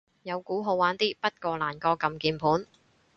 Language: Cantonese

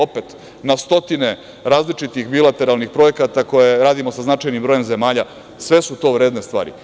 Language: Serbian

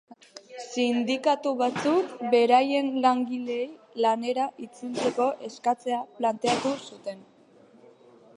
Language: Basque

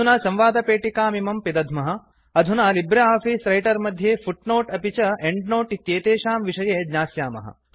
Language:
Sanskrit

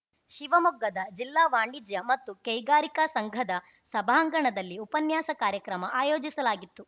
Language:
Kannada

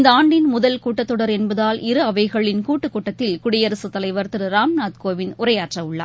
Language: Tamil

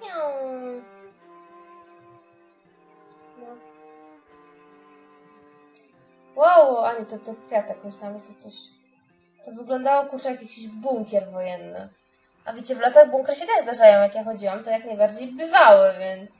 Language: Polish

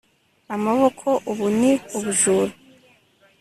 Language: Kinyarwanda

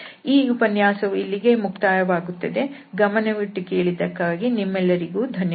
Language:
Kannada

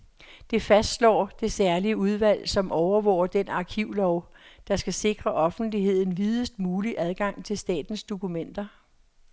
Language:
Danish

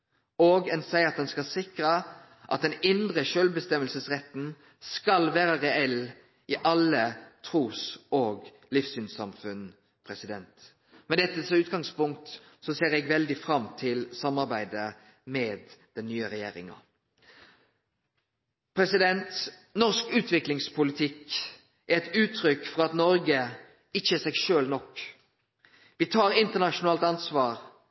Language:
Norwegian Nynorsk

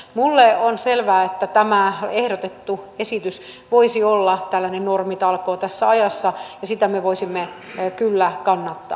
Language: Finnish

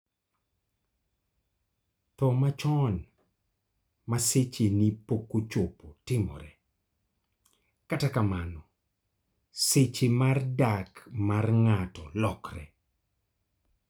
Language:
Luo (Kenya and Tanzania)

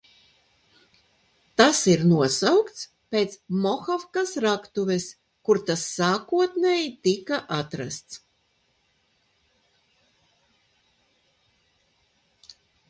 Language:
Latvian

